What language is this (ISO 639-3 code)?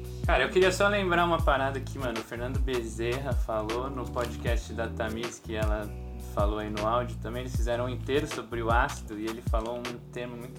por